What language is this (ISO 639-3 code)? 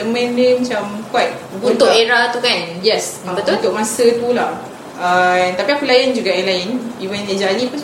msa